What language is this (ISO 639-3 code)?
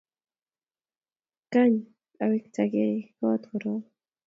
kln